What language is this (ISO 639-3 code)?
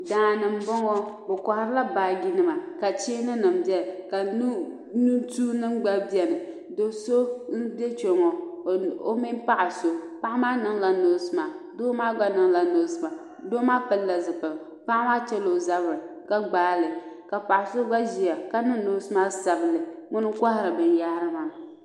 dag